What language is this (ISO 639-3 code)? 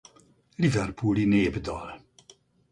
hun